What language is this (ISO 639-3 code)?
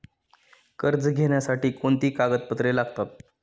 mar